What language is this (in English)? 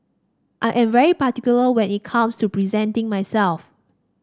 English